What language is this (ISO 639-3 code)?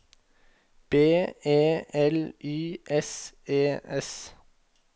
nor